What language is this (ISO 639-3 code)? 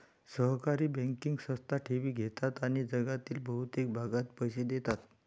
mar